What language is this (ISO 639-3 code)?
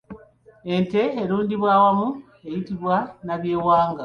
lug